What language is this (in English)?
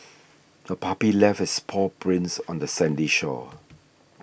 English